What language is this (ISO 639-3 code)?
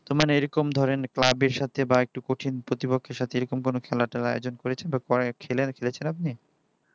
ben